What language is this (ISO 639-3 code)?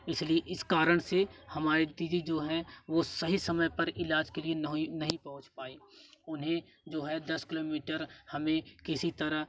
hin